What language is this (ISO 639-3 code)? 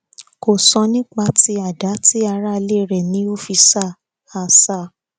yor